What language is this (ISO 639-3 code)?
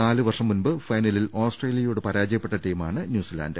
mal